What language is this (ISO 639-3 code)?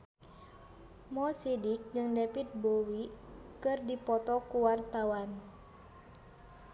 sun